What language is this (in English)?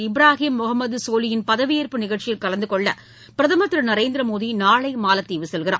Tamil